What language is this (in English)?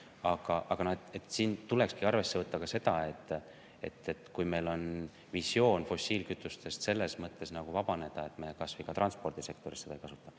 Estonian